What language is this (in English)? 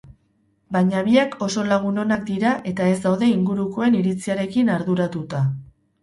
Basque